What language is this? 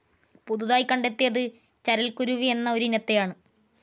Malayalam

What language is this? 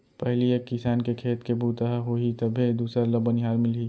Chhattisgarhi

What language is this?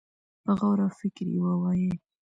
Pashto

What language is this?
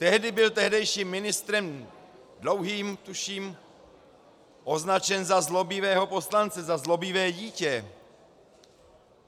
Czech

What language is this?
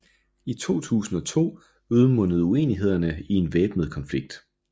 Danish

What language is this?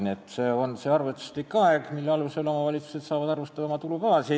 Estonian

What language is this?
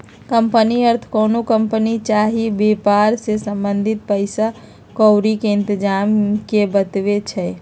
Magahi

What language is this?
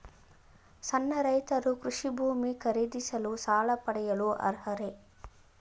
Kannada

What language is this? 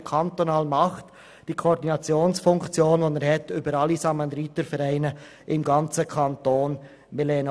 Swiss German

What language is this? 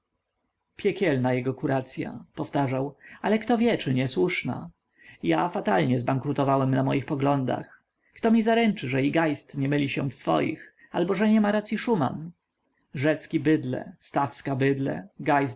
Polish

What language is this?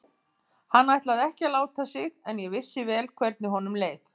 Icelandic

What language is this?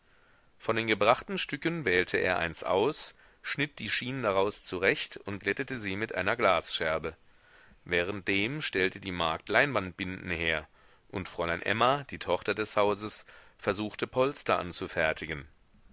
German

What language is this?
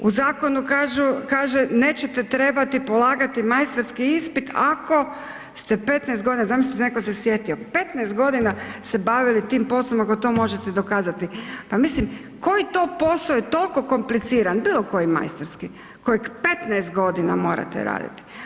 Croatian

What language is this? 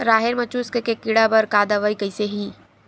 Chhattisgarhi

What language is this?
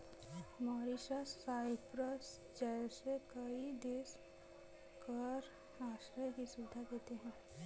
Hindi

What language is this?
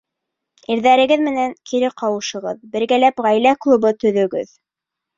Bashkir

